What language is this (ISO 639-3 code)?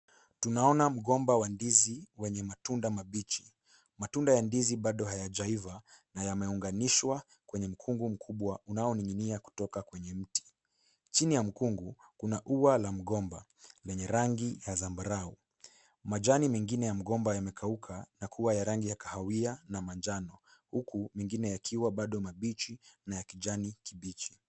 swa